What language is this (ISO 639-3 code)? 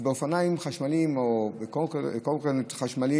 heb